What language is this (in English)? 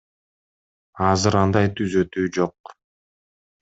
Kyrgyz